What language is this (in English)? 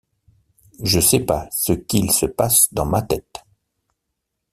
French